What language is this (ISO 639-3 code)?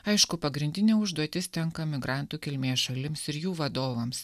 lit